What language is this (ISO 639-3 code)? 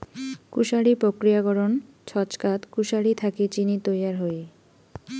ben